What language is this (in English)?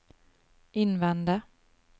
Norwegian